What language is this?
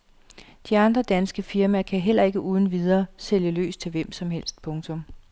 Danish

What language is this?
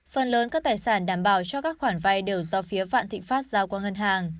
Vietnamese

